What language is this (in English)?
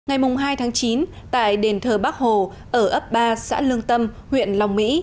Vietnamese